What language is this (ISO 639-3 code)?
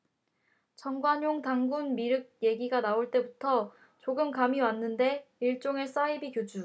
kor